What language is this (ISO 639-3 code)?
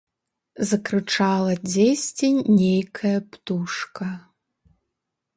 bel